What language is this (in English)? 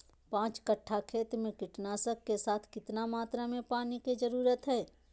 Magahi